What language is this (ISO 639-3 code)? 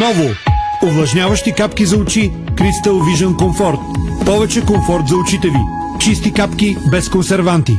bul